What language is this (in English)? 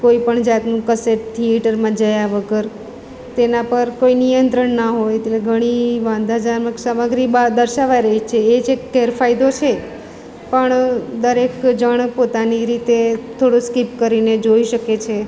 Gujarati